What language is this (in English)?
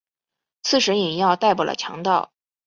Chinese